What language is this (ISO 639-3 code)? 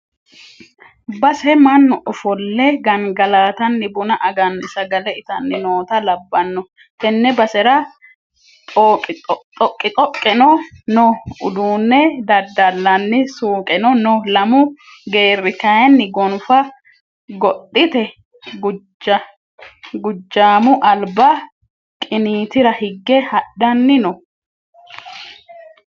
sid